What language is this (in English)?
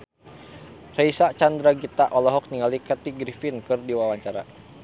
Sundanese